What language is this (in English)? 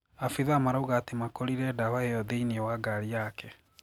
Kikuyu